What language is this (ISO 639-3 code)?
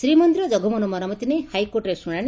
ori